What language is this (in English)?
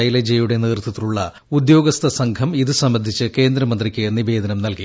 Malayalam